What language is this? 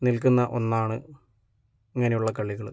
Malayalam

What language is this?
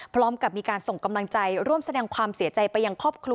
Thai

